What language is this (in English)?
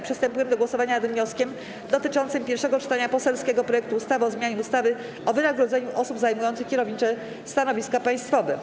Polish